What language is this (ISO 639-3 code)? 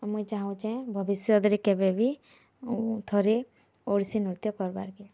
ori